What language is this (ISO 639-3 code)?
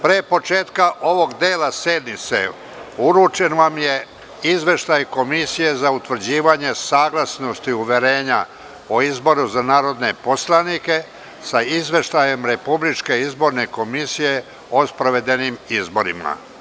srp